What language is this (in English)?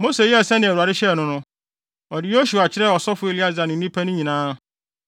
Akan